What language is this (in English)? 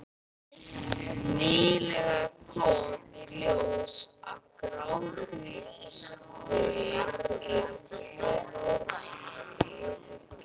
Icelandic